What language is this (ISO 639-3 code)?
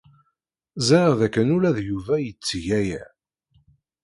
kab